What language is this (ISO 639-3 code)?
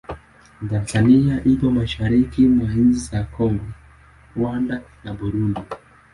swa